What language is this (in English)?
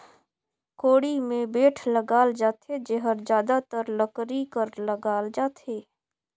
Chhattisgarhi